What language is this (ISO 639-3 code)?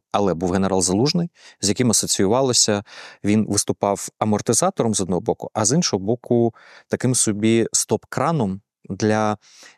ukr